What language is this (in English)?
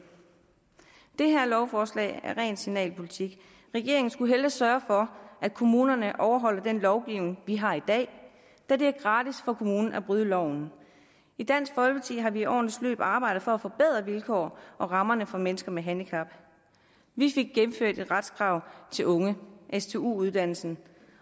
Danish